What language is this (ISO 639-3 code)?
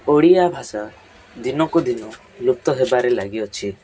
ori